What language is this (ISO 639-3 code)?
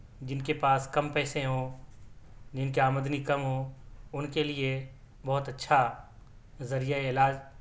urd